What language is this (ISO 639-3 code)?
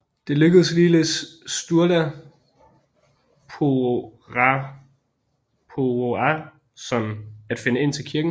dan